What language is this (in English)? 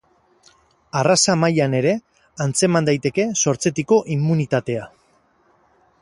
Basque